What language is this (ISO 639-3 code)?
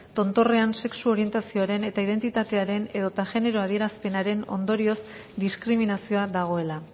eus